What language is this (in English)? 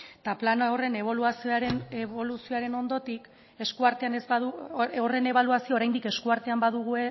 Basque